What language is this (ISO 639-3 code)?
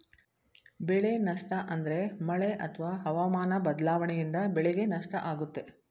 kan